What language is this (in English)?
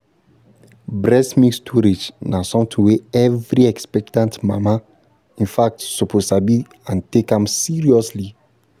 Nigerian Pidgin